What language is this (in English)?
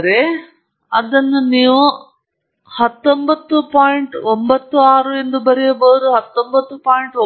Kannada